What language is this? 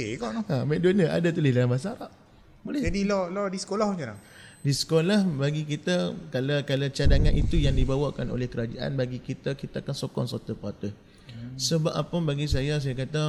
Malay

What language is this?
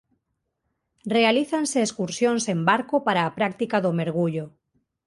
Galician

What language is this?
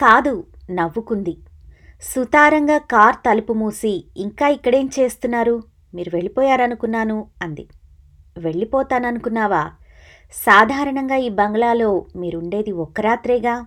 Telugu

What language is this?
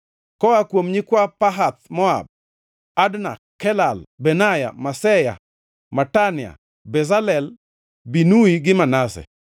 Luo (Kenya and Tanzania)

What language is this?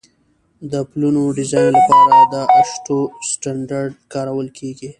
Pashto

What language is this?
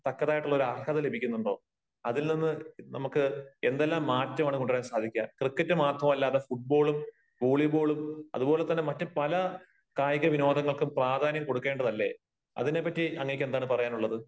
Malayalam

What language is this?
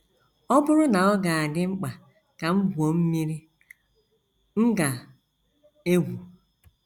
Igbo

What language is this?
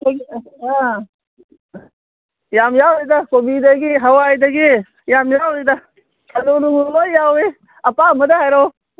Manipuri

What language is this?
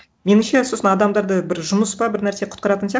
Kazakh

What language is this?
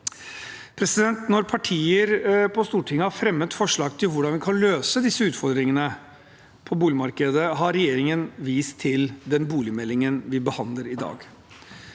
Norwegian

